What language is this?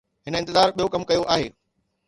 Sindhi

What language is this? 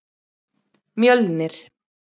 Icelandic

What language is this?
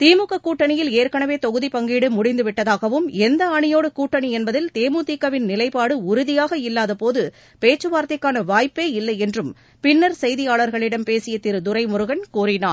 Tamil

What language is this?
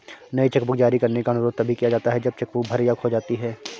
Hindi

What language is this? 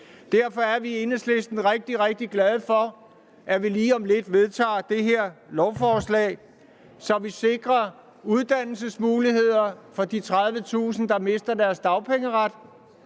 Danish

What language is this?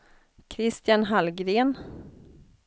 Swedish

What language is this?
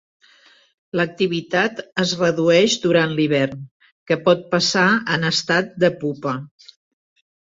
Catalan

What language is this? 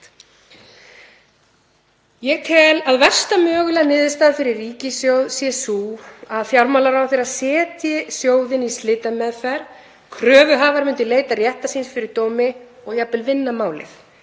Icelandic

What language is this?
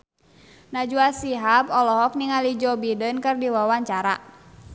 Sundanese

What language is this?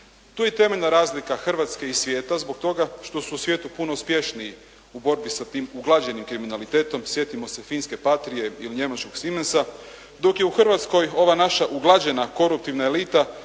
Croatian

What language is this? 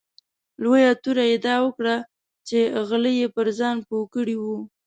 Pashto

